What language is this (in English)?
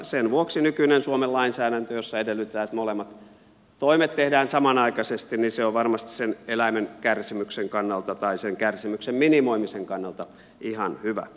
Finnish